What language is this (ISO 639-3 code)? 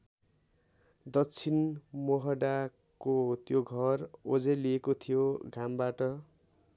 nep